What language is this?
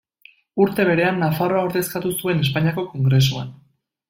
Basque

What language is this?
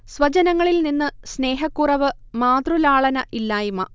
Malayalam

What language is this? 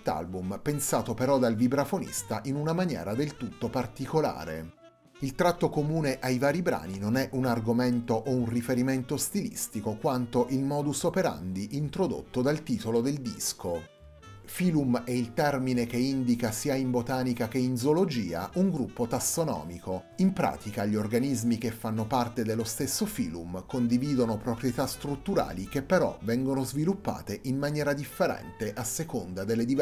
Italian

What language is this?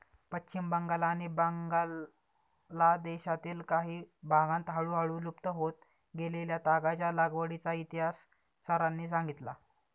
Marathi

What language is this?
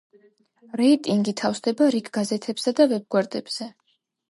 Georgian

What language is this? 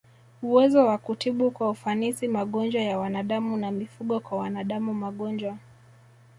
Swahili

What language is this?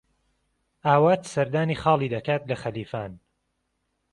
Central Kurdish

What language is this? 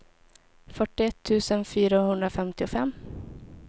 Swedish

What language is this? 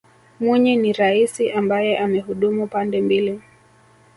Swahili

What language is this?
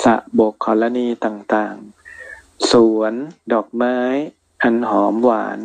Thai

